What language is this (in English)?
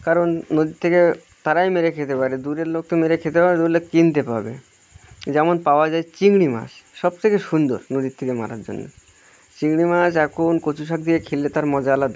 Bangla